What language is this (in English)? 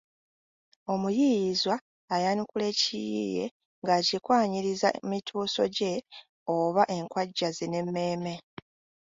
Ganda